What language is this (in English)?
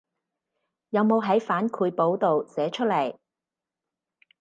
Cantonese